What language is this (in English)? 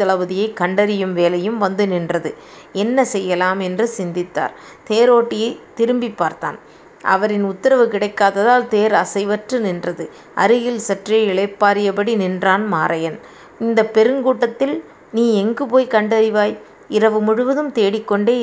Tamil